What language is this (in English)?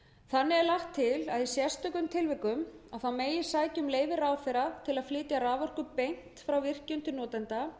Icelandic